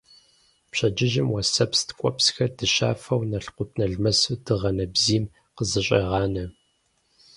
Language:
Kabardian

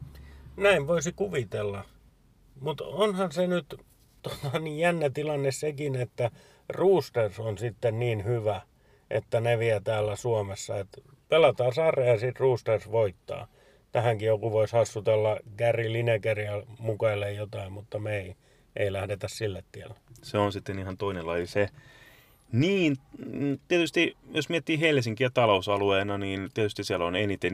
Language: Finnish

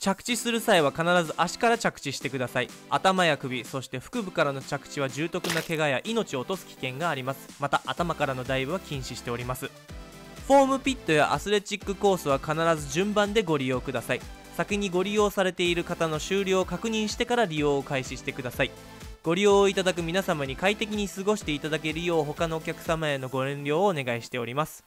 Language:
Japanese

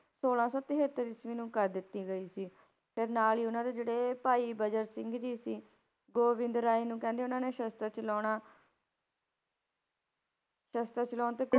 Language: Punjabi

